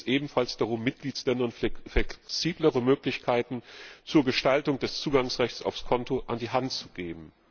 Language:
German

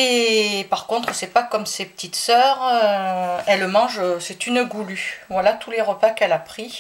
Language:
French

